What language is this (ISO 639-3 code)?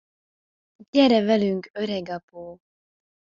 hun